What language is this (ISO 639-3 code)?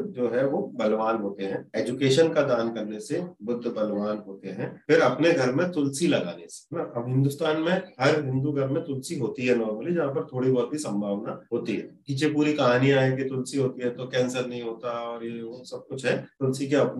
hin